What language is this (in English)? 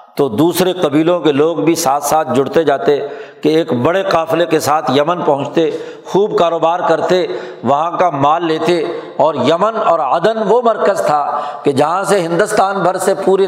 Urdu